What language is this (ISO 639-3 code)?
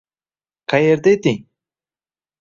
uzb